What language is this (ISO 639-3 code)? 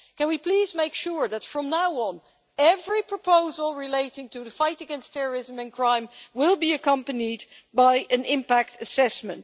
eng